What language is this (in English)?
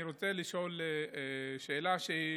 Hebrew